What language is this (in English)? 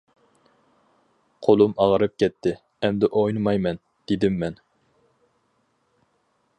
Uyghur